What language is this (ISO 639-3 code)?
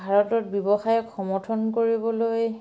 asm